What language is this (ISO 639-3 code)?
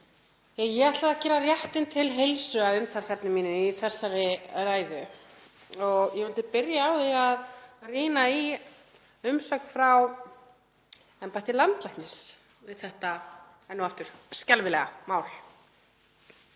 isl